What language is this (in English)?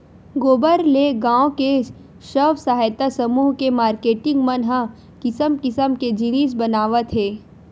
Chhattisgarhi